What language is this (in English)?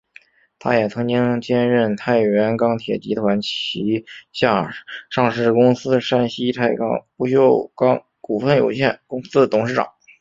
Chinese